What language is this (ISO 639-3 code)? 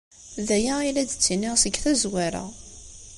kab